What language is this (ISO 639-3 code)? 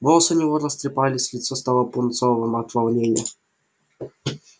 rus